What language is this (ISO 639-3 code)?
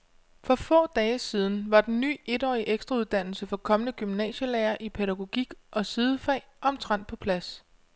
dan